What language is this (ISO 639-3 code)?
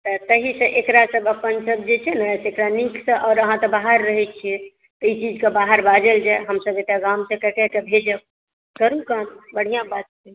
mai